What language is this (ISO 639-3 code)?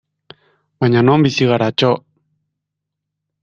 eus